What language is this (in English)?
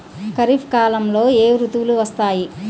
Telugu